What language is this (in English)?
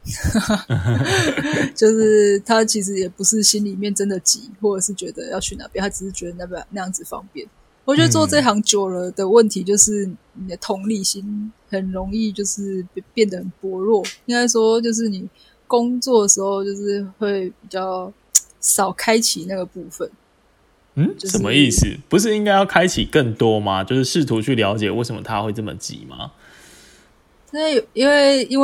Chinese